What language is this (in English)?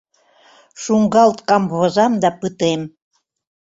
Mari